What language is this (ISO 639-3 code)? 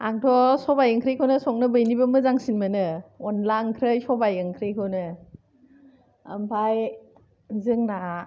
brx